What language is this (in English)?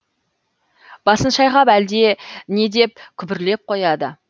Kazakh